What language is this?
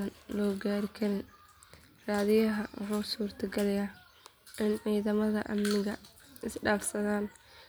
Somali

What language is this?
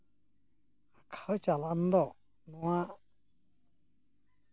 Santali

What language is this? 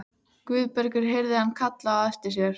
Icelandic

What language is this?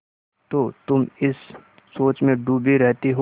Hindi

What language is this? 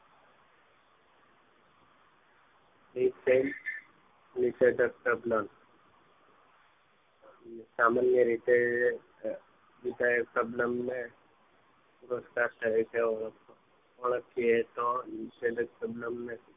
Gujarati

